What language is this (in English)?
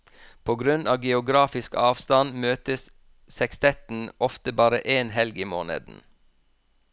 Norwegian